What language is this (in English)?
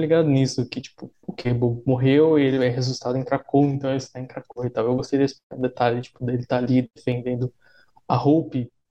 Portuguese